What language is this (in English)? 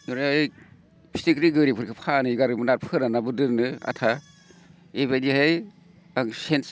Bodo